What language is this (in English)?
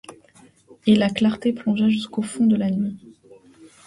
French